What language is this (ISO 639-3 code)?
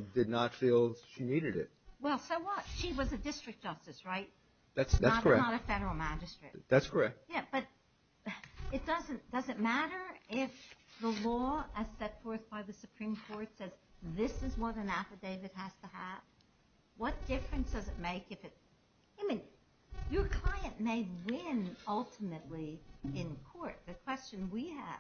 eng